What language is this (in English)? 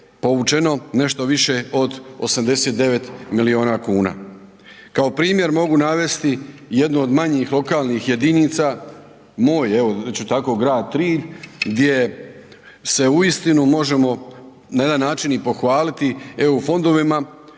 Croatian